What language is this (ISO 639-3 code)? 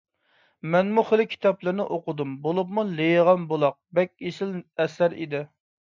uig